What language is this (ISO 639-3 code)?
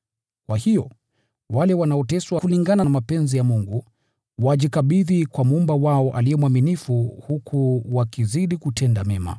swa